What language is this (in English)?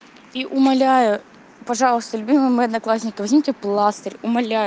Russian